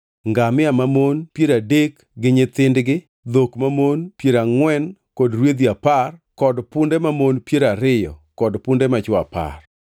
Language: Luo (Kenya and Tanzania)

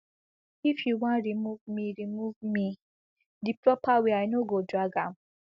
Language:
Nigerian Pidgin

